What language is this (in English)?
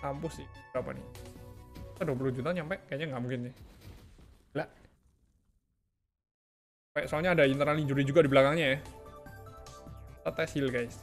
Indonesian